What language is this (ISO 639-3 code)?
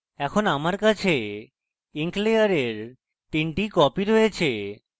ben